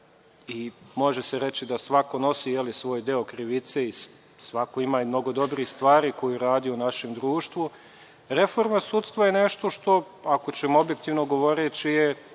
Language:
Serbian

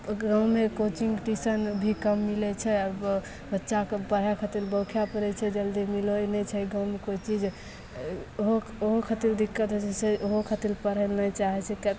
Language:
Maithili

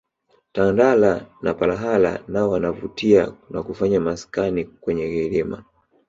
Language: Swahili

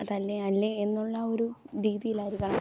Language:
Malayalam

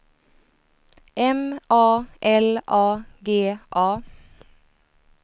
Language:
Swedish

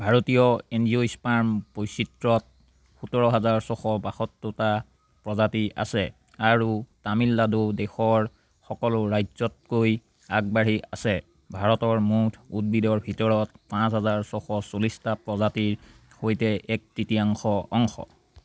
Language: Assamese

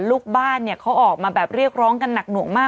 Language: Thai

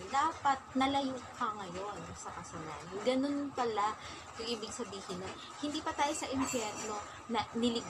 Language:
Filipino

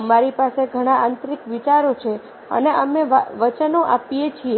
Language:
Gujarati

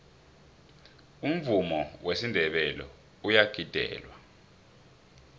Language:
South Ndebele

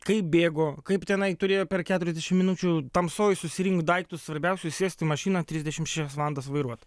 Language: Lithuanian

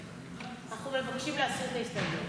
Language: Hebrew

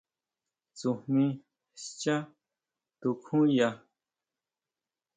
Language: Huautla Mazatec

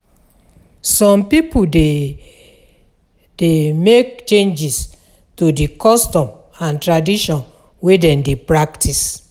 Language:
Nigerian Pidgin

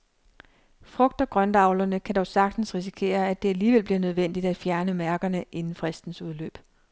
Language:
Danish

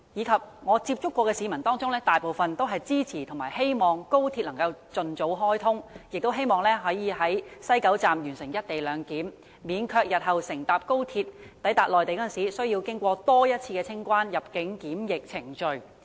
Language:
Cantonese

